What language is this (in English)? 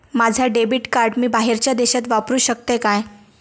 Marathi